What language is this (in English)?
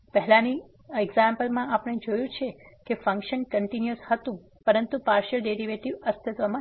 Gujarati